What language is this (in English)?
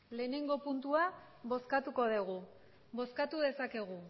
Basque